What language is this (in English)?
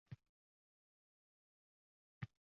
Uzbek